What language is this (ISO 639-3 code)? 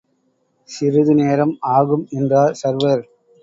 tam